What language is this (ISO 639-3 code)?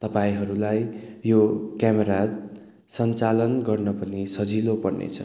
nep